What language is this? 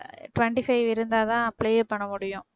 Tamil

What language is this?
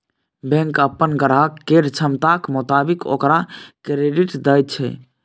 Maithili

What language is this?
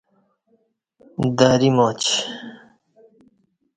Kati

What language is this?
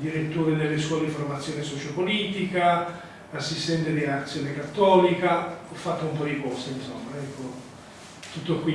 Italian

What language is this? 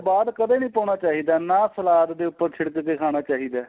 Punjabi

